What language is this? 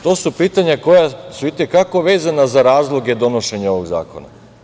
Serbian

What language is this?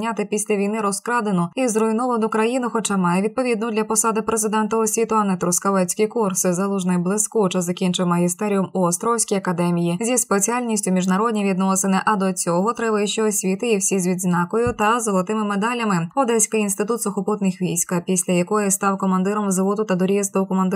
Ukrainian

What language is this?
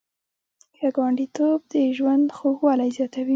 Pashto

